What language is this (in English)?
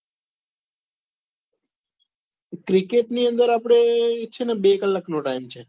Gujarati